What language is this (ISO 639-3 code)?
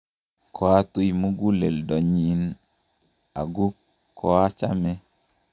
kln